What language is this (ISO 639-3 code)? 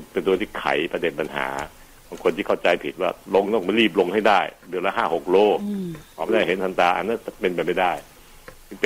tha